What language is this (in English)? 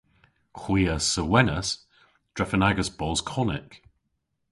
Cornish